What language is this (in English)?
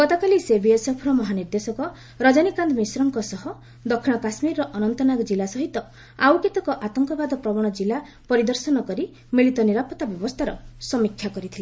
Odia